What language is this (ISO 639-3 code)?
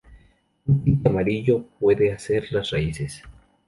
spa